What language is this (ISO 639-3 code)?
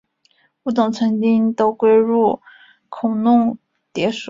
zho